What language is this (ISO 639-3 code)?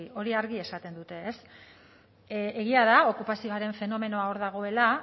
eus